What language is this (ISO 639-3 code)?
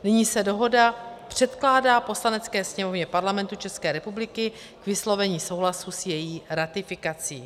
ces